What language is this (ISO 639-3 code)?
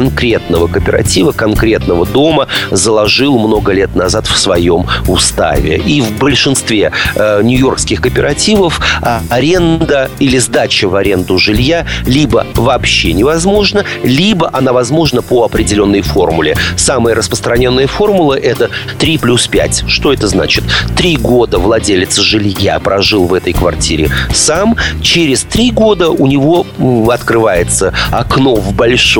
rus